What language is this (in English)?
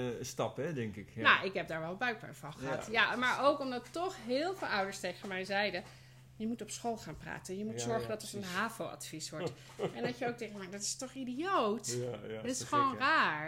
Dutch